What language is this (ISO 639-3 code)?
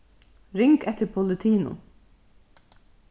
fao